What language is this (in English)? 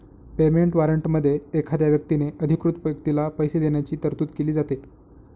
Marathi